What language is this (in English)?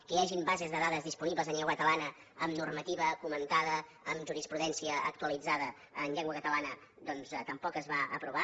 Catalan